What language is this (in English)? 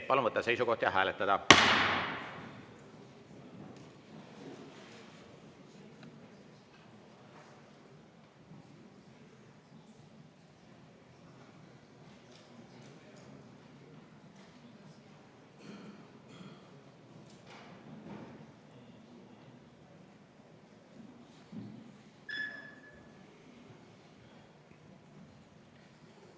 Estonian